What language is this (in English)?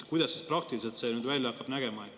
Estonian